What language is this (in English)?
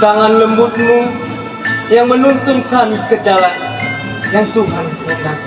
Indonesian